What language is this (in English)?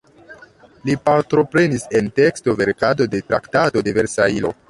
Esperanto